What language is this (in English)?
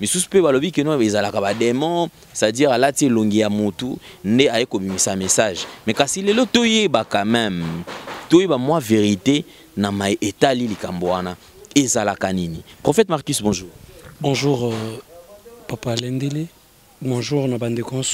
French